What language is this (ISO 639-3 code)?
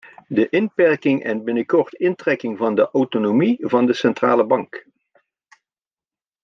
nld